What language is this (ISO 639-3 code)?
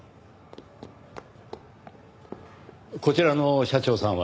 jpn